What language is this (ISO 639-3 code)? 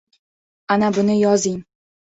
uzb